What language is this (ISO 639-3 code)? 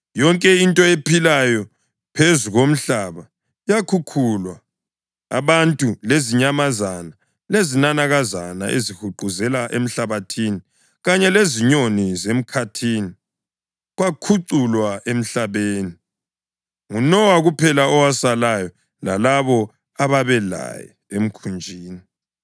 nde